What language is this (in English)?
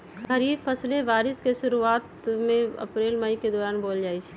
Magahi